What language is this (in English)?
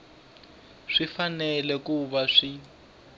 Tsonga